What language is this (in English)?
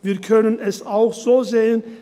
Swiss German